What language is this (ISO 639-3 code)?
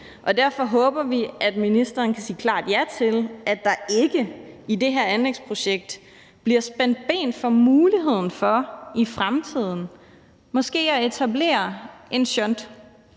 dan